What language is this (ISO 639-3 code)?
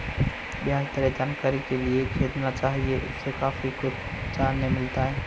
hin